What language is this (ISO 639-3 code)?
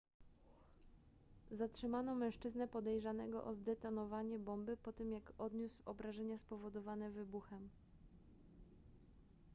pol